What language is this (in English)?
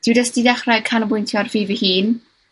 Welsh